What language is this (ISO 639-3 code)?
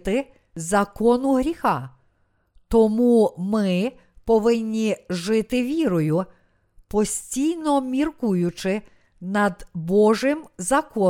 ukr